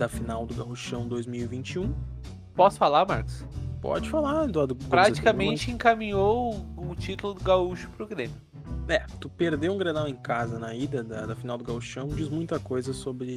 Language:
Portuguese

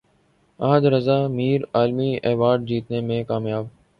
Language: Urdu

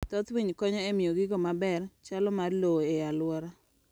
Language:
Luo (Kenya and Tanzania)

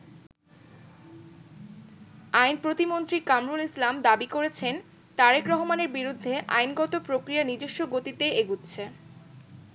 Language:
Bangla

